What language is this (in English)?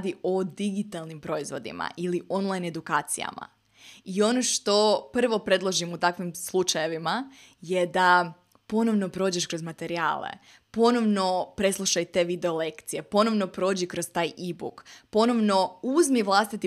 Croatian